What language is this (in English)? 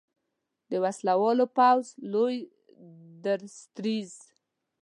Pashto